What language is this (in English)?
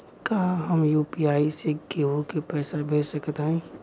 Bhojpuri